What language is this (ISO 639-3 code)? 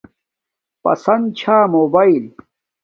dmk